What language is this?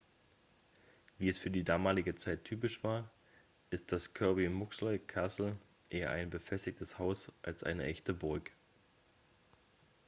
German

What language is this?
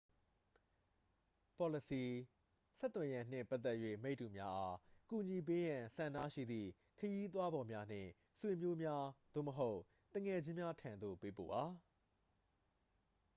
Burmese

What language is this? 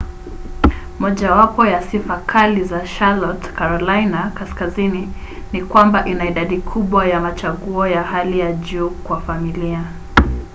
Swahili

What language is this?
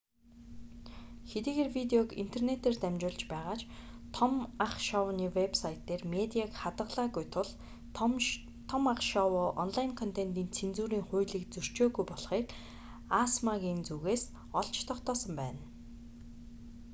Mongolian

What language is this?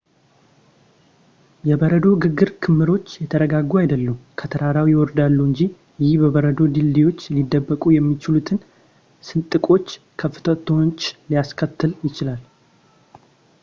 Amharic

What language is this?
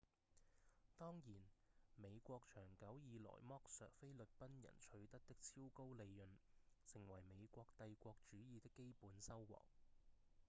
Cantonese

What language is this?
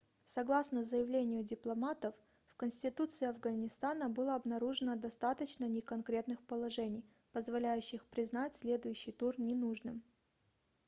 Russian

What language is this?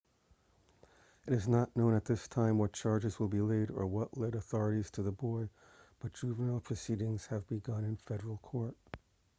English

